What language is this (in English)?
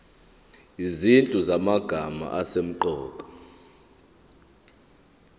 Zulu